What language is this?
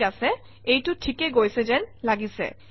Assamese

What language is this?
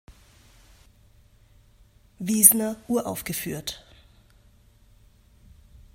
German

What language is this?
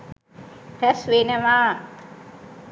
Sinhala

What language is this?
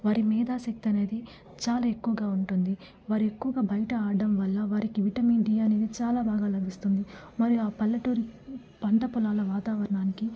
Telugu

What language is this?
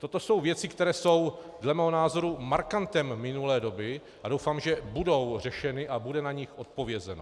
Czech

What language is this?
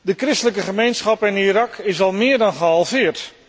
Dutch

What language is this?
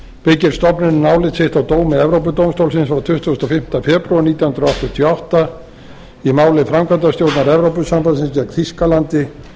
Icelandic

